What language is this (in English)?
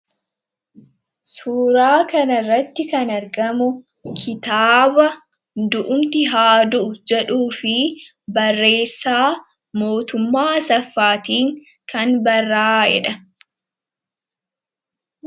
Oromo